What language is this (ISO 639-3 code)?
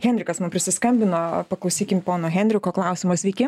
lit